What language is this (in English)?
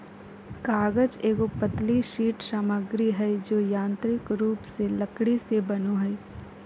Magahi